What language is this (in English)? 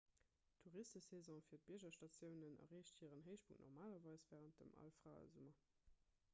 Luxembourgish